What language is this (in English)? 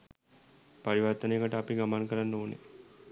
Sinhala